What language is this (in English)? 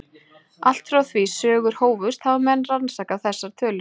Icelandic